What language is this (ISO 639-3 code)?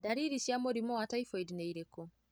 kik